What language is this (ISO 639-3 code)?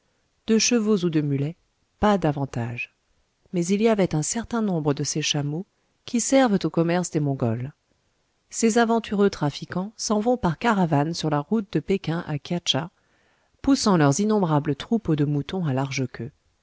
fra